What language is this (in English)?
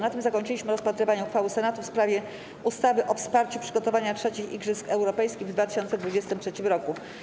Polish